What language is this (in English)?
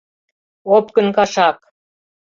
Mari